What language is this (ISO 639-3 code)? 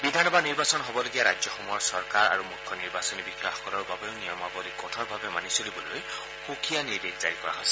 asm